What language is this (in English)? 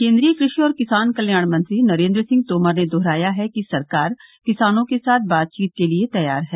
Hindi